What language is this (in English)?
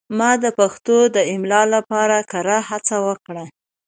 Pashto